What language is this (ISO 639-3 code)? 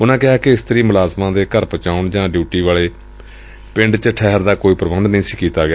pan